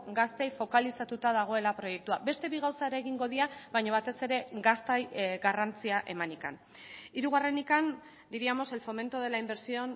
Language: Basque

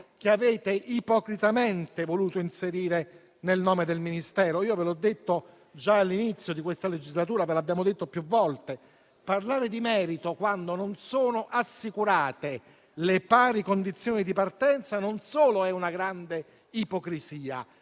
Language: Italian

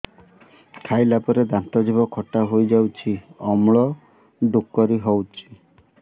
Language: Odia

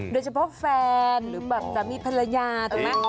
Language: Thai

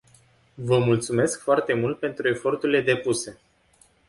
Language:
Romanian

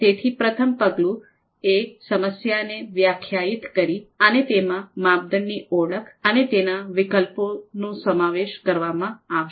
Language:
Gujarati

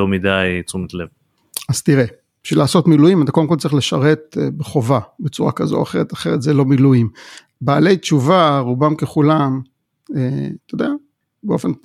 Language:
Hebrew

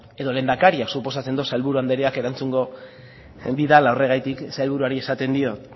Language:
Basque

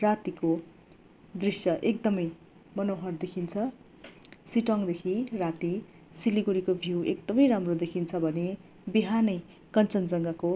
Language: Nepali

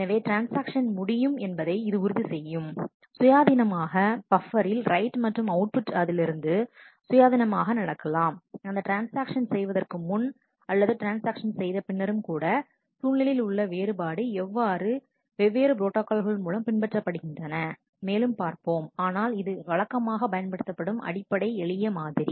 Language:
Tamil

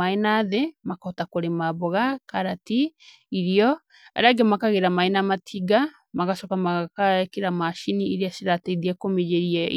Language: Kikuyu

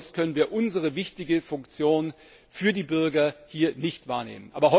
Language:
German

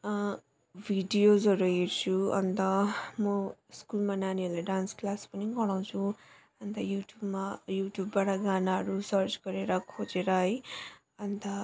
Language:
Nepali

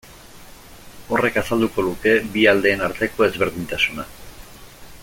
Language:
Basque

